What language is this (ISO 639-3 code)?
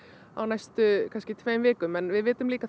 isl